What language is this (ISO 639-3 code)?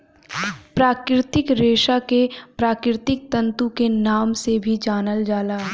bho